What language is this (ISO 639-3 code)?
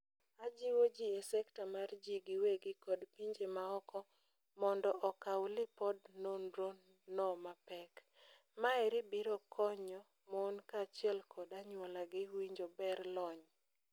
luo